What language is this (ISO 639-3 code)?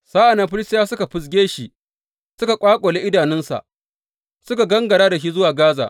hau